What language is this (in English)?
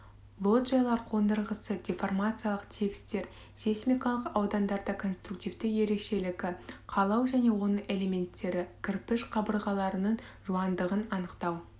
Kazakh